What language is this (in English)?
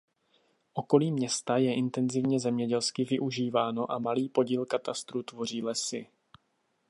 Czech